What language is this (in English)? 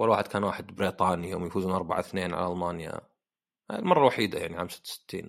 Arabic